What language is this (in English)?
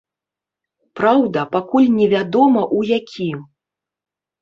Belarusian